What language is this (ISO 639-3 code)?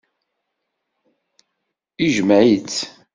kab